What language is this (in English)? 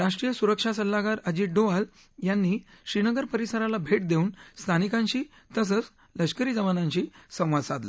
Marathi